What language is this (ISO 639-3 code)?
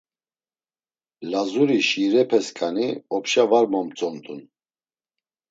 lzz